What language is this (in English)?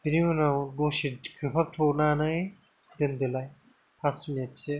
Bodo